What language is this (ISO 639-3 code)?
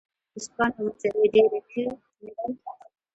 pus